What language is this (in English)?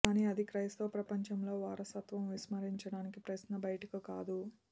Telugu